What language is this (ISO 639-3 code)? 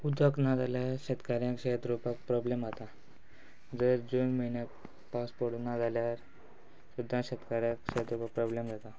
kok